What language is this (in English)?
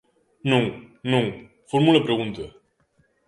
Galician